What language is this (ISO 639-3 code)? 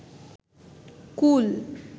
ben